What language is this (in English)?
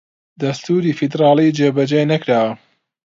Central Kurdish